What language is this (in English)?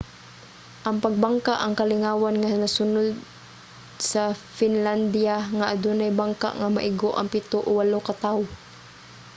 Cebuano